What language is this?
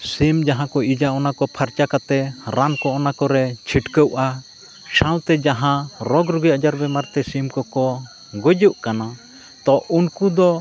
Santali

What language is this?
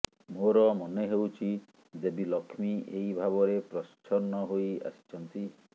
Odia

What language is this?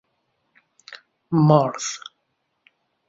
Persian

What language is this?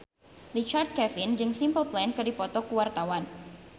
Sundanese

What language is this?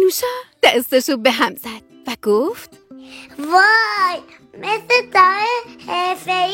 Persian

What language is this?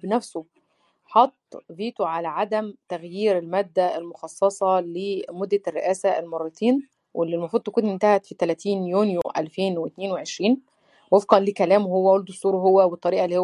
Arabic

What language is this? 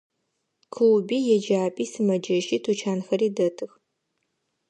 Adyghe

